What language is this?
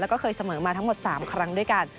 Thai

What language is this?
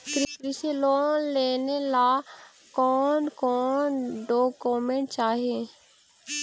Magahi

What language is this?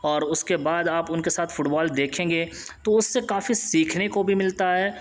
Urdu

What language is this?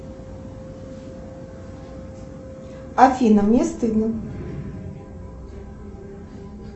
Russian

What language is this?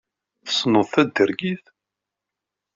Kabyle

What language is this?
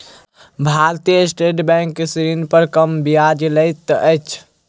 Maithili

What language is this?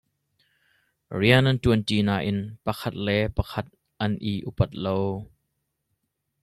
Hakha Chin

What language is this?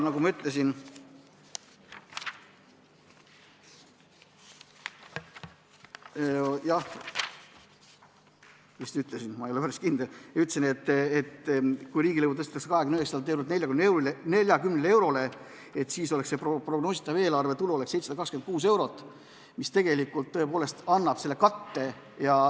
Estonian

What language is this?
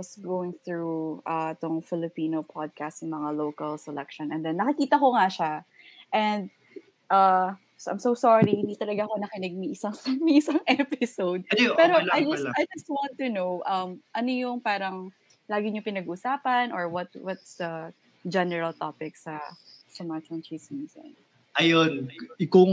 Filipino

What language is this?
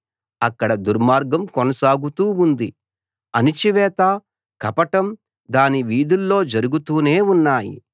Telugu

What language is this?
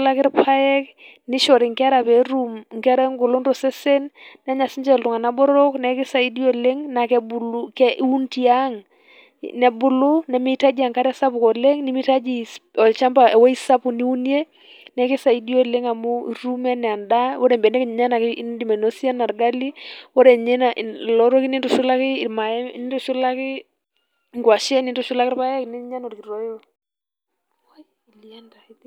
Masai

